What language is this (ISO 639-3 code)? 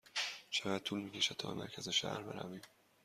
fas